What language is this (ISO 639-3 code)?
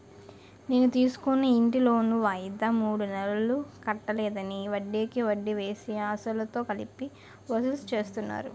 tel